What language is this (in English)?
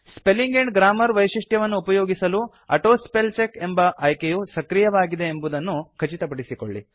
Kannada